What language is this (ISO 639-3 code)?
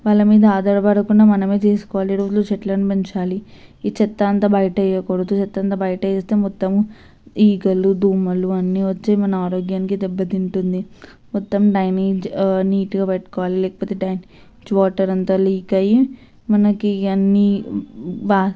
tel